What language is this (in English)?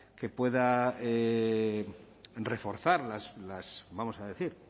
Spanish